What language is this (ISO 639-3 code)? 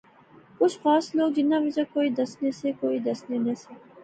phr